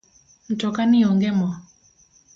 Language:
Luo (Kenya and Tanzania)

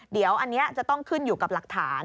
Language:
Thai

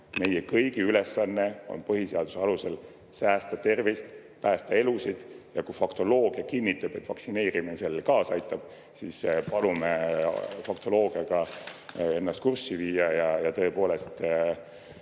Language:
Estonian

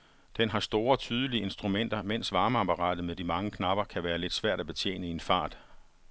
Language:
Danish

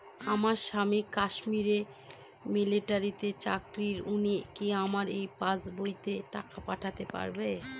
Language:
Bangla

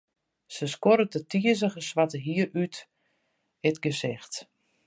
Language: Western Frisian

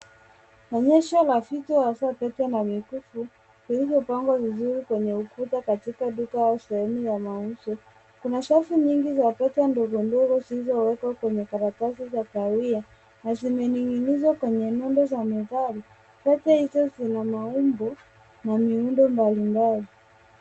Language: Swahili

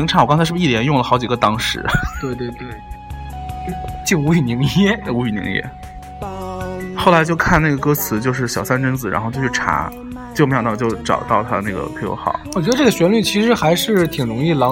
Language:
Chinese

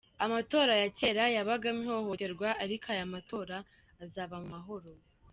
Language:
Kinyarwanda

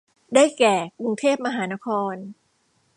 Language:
Thai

